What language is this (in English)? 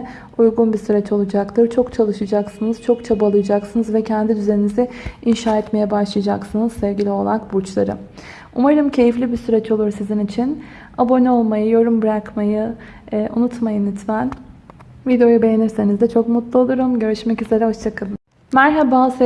Turkish